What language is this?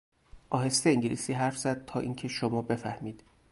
Persian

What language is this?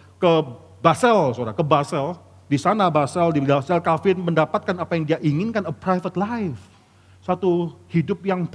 Indonesian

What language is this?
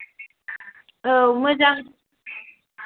Bodo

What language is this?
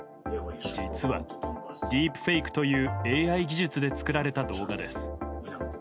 Japanese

